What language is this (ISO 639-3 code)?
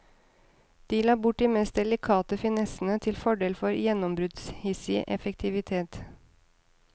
nor